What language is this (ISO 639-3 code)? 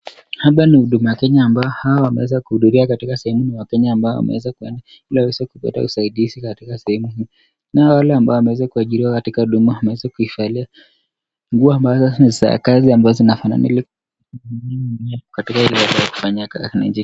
swa